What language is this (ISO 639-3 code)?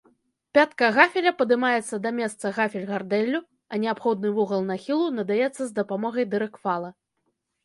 bel